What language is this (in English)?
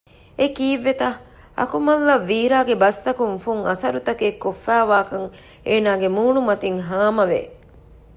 Divehi